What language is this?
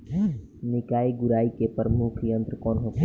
Bhojpuri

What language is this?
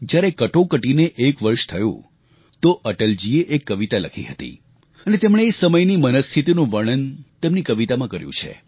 Gujarati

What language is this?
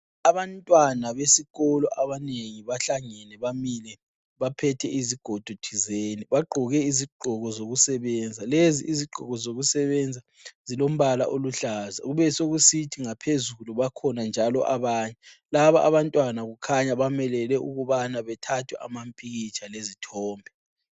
North Ndebele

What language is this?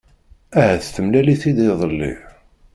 Kabyle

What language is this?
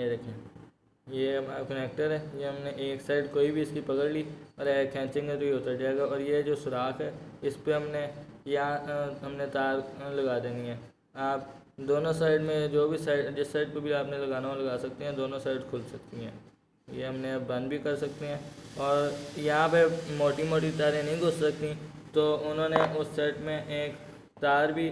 Hindi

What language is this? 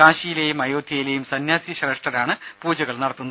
Malayalam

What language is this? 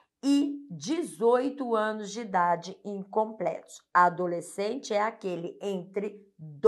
Portuguese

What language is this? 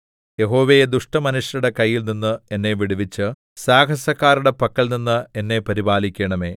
Malayalam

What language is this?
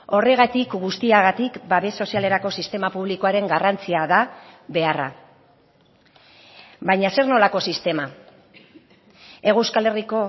Basque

